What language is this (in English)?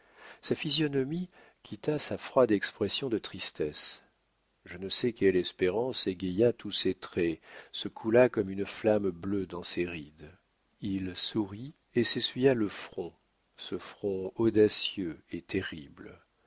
French